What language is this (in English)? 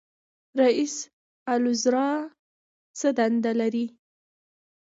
Pashto